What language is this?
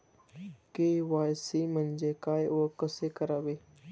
Marathi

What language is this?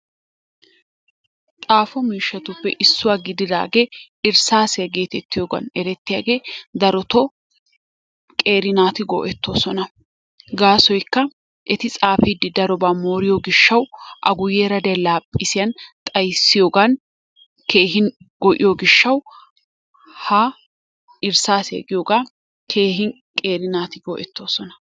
Wolaytta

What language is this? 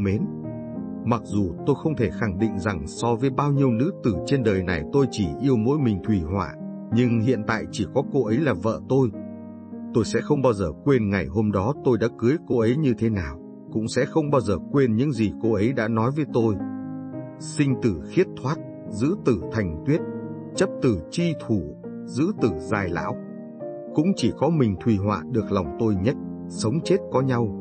Vietnamese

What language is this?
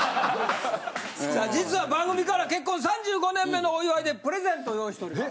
Japanese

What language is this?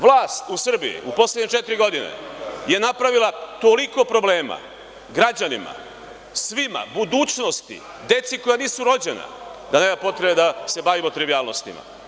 Serbian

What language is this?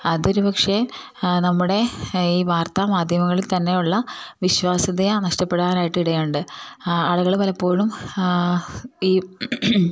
Malayalam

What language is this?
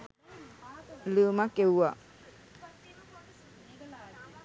Sinhala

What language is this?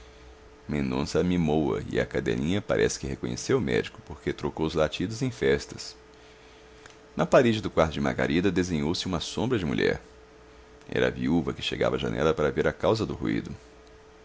Portuguese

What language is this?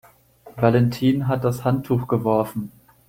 German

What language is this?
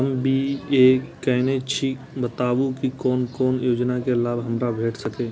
Maithili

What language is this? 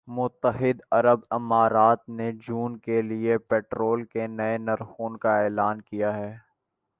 Urdu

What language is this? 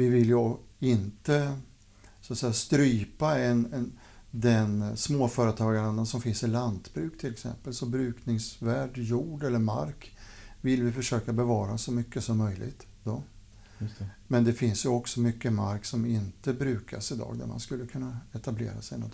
Swedish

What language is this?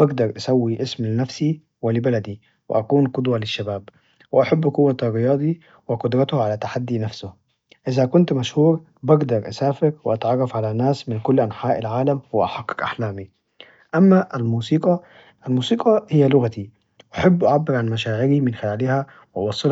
Najdi Arabic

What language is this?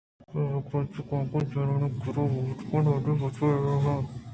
Eastern Balochi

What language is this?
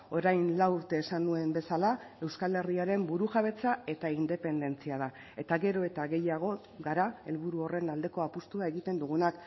Basque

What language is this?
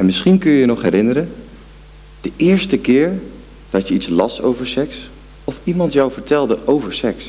Dutch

